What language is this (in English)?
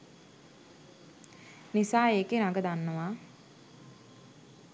Sinhala